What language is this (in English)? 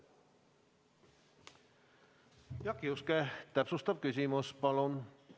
Estonian